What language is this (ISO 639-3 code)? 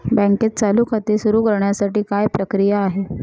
mar